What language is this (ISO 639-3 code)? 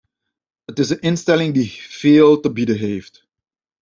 nld